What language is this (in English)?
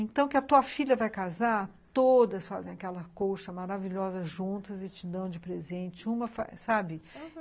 Portuguese